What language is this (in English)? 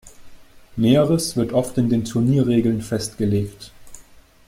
German